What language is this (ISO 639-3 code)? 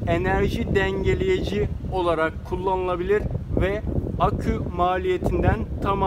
tur